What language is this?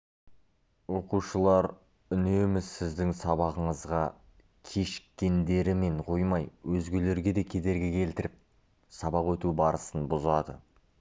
Kazakh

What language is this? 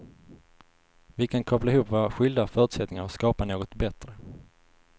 Swedish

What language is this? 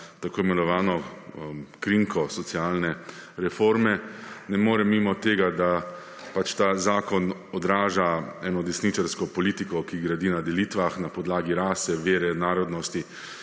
Slovenian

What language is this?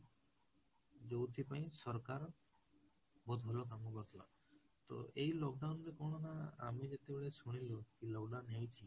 Odia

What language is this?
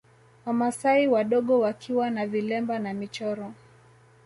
Swahili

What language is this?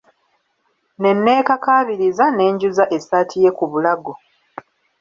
Ganda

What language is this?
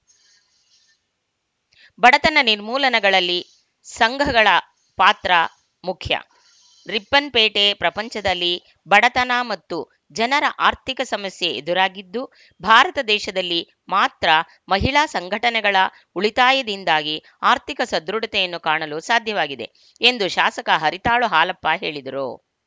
Kannada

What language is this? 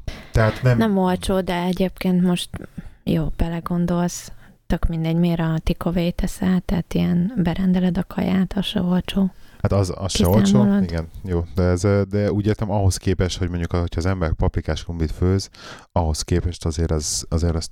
Hungarian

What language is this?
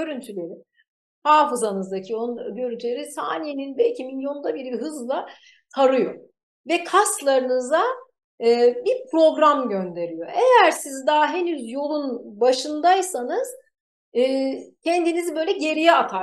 Turkish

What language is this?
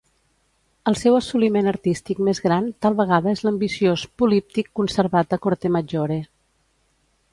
Catalan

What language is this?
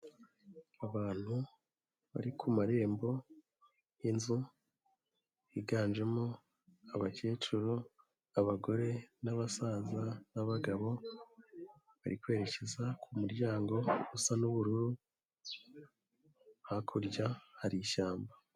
Kinyarwanda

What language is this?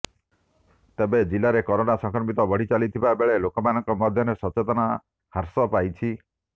Odia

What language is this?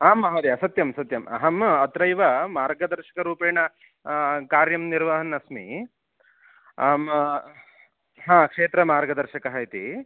Sanskrit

